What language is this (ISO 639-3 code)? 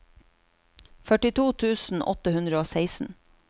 nor